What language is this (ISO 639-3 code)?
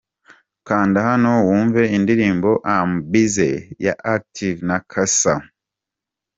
kin